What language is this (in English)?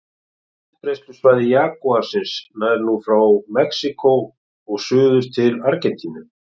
Icelandic